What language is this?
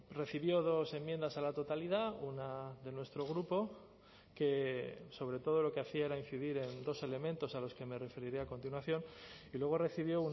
Spanish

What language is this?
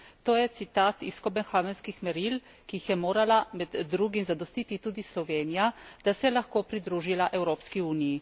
Slovenian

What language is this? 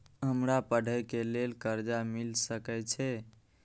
Maithili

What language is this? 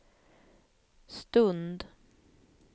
Swedish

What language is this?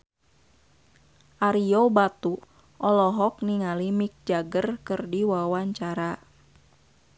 Sundanese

